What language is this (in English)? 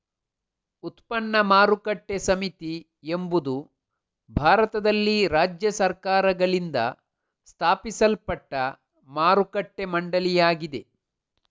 Kannada